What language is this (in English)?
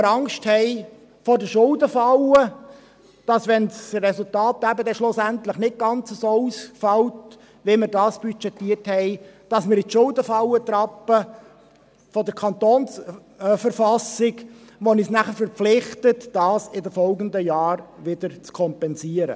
Swiss German